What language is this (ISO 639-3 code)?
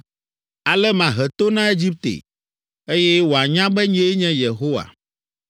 ewe